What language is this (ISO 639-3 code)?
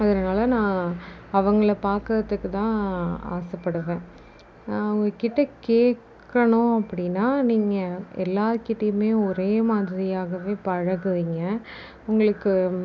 tam